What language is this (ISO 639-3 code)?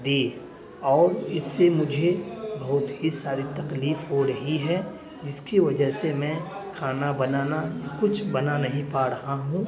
urd